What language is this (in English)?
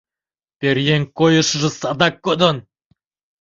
Mari